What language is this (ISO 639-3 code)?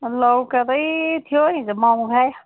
nep